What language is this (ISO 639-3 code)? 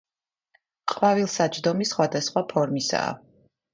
kat